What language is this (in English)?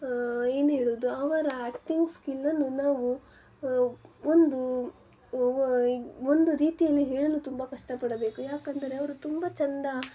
Kannada